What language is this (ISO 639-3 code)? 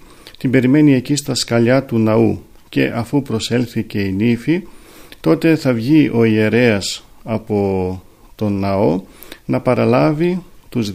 ell